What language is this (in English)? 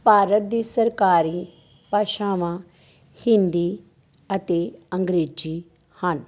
Punjabi